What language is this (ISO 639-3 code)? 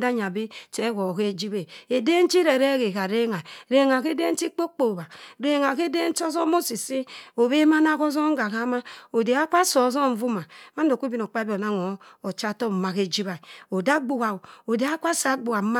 mfn